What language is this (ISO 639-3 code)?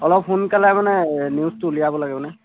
asm